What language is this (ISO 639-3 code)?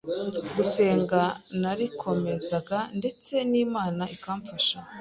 kin